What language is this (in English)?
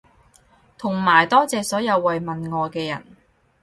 Cantonese